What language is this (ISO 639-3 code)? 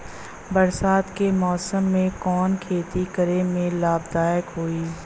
bho